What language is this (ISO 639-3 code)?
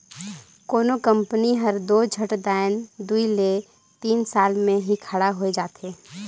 hne